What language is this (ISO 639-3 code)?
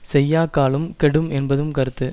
tam